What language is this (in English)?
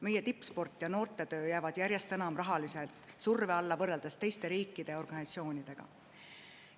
Estonian